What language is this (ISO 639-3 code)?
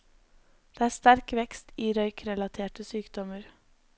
nor